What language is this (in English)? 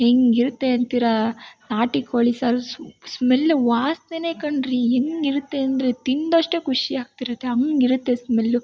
Kannada